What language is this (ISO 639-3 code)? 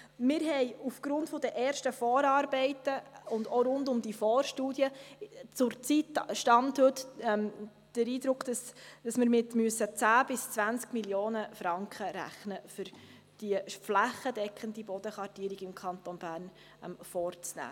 gsw